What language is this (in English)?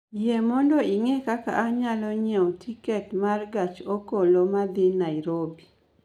Luo (Kenya and Tanzania)